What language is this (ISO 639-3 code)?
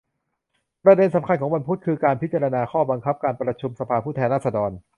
tha